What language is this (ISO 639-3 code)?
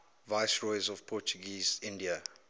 eng